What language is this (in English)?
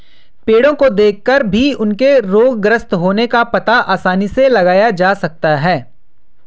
Hindi